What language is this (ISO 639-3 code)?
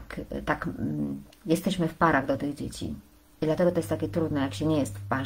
pol